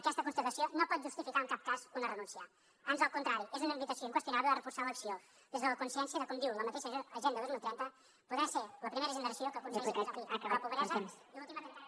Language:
Catalan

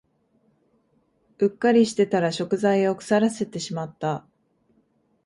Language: Japanese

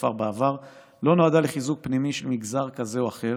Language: Hebrew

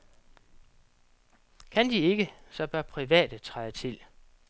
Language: Danish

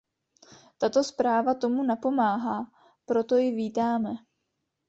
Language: Czech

